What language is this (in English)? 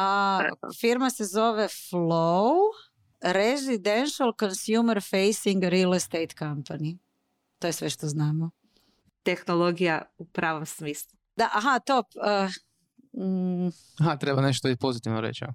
Croatian